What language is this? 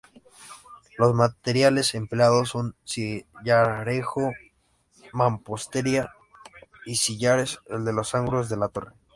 Spanish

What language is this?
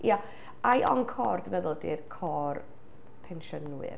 Welsh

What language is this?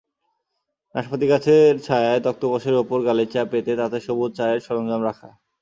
Bangla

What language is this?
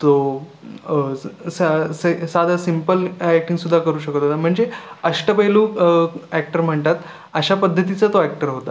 Marathi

